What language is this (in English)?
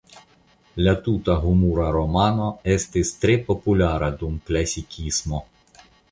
Esperanto